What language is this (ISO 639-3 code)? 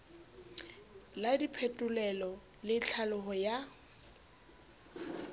sot